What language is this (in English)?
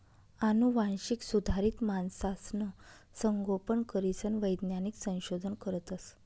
Marathi